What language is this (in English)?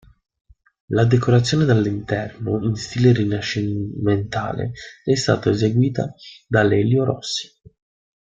Italian